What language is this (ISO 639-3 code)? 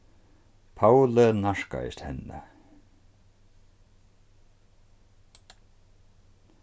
fao